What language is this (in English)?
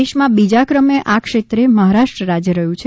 Gujarati